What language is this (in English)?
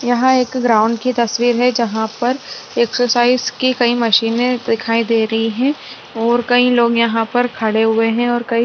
Hindi